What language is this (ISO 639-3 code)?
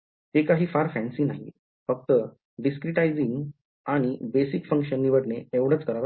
mar